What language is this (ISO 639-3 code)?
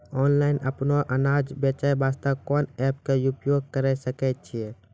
mai